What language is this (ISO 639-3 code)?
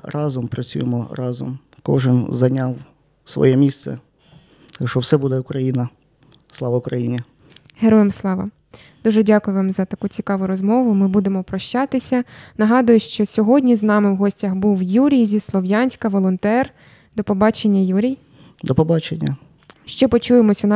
ukr